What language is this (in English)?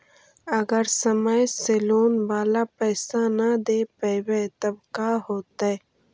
Magahi